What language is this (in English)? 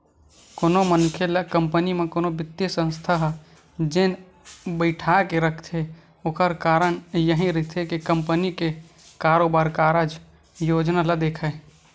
Chhattisgarhi